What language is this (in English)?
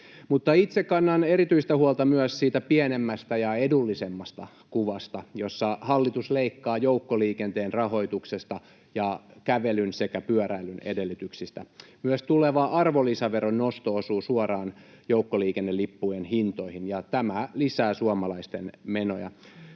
Finnish